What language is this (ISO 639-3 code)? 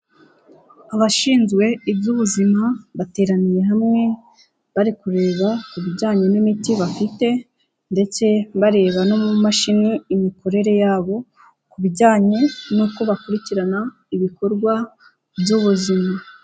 kin